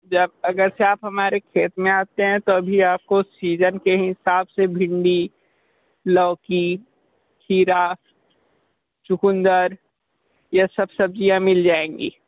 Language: Hindi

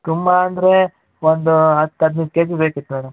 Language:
Kannada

